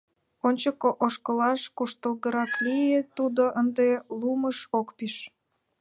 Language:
Mari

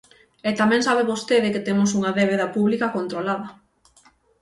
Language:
Galician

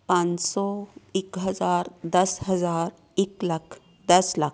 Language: Punjabi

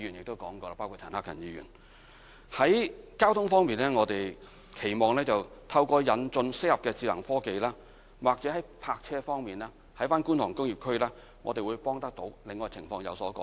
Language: Cantonese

